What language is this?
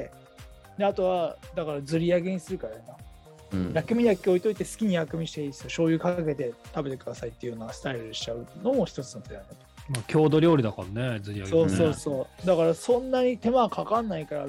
Japanese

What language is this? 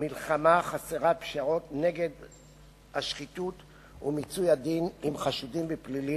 Hebrew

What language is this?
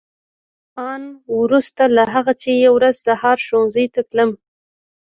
Pashto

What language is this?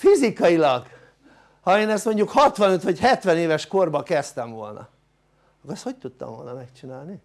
Hungarian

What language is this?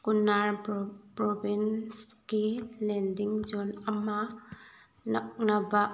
Manipuri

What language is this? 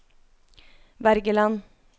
Norwegian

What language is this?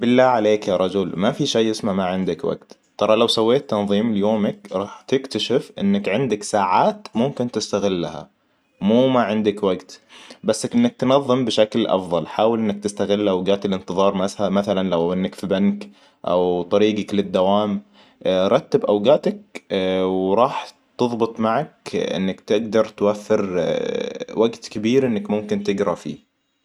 Hijazi Arabic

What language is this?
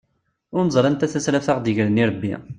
Kabyle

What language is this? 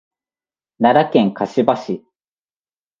Japanese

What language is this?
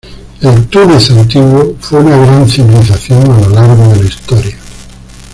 Spanish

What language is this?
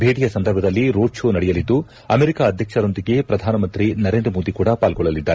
Kannada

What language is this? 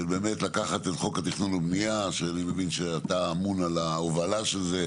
Hebrew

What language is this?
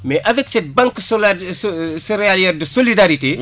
Wolof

